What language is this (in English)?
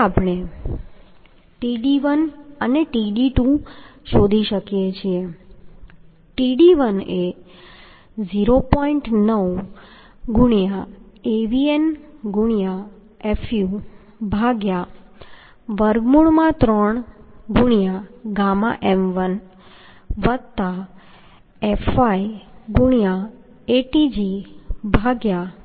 Gujarati